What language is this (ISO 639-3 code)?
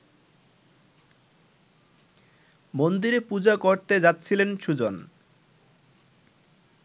ben